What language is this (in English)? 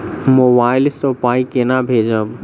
Maithili